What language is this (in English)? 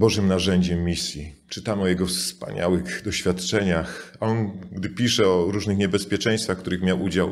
Polish